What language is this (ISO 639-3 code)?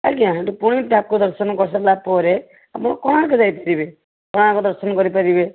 ori